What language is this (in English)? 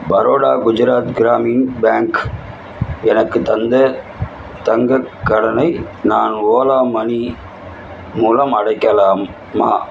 Tamil